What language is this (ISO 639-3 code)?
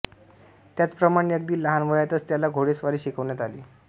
mar